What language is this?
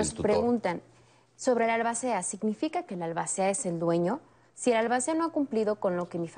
Spanish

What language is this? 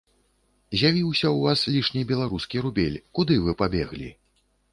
Belarusian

